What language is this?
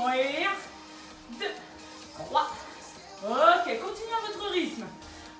French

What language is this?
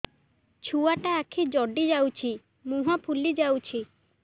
Odia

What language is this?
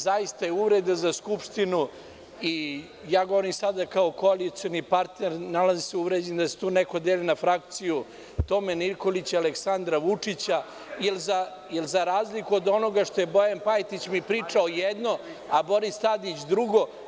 Serbian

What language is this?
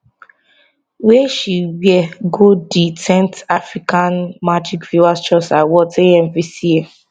Nigerian Pidgin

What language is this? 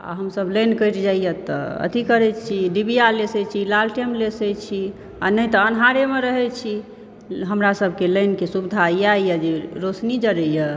Maithili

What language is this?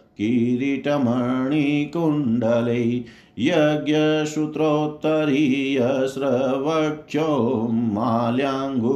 Hindi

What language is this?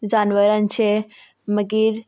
Konkani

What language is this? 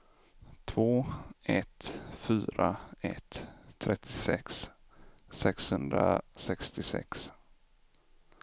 Swedish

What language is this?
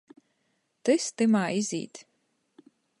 Latgalian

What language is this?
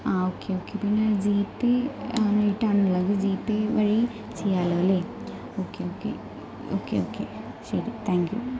Malayalam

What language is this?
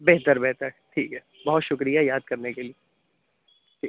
Urdu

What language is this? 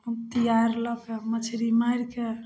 Maithili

